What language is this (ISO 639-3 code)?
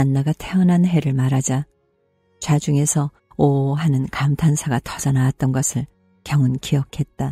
kor